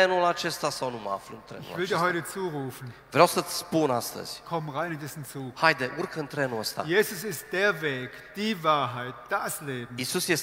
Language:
Romanian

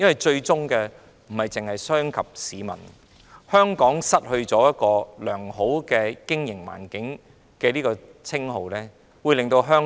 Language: Cantonese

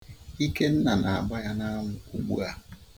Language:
Igbo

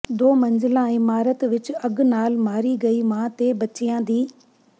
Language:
Punjabi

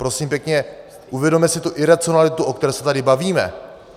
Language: Czech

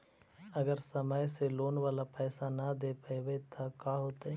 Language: Magahi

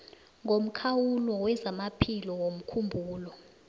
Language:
South Ndebele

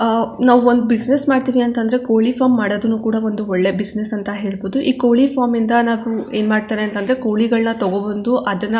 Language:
Kannada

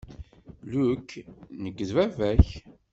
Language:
Kabyle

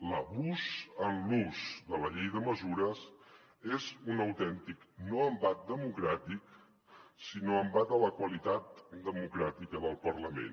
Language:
Catalan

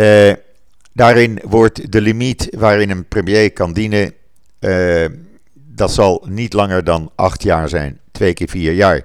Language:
Dutch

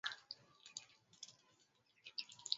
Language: Swahili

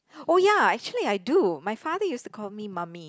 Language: English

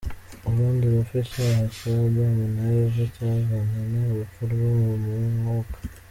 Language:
Kinyarwanda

